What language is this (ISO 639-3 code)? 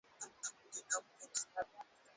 swa